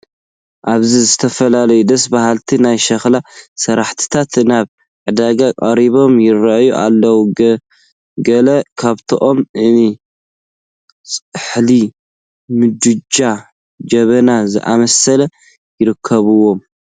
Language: Tigrinya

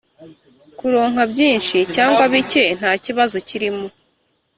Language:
Kinyarwanda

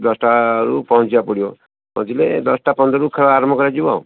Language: Odia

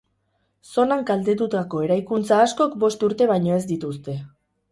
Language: Basque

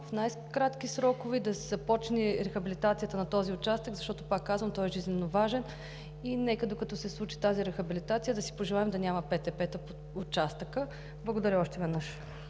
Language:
Bulgarian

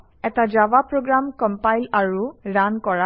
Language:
Assamese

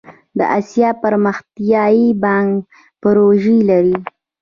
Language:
Pashto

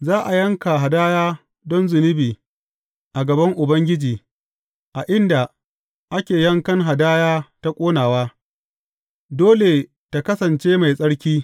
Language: Hausa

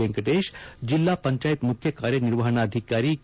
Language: Kannada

